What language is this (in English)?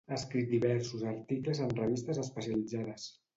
Catalan